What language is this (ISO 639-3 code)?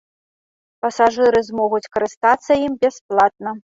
bel